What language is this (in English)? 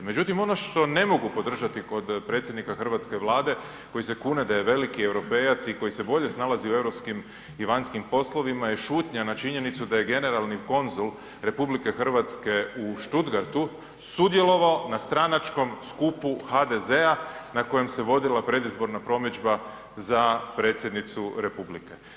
Croatian